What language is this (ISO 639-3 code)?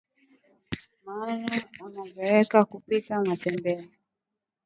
swa